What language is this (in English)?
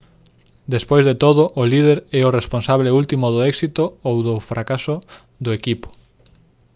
Galician